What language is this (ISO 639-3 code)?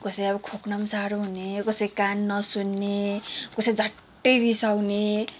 nep